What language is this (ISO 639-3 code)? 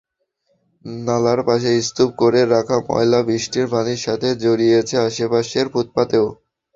ben